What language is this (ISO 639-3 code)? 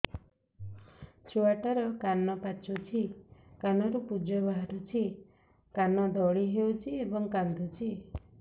ori